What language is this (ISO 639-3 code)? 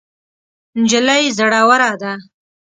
pus